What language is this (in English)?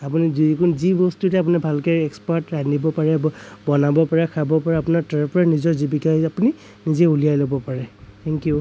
Assamese